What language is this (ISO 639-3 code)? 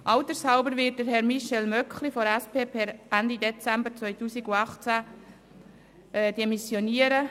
gsw